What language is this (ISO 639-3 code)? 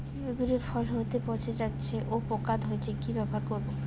ben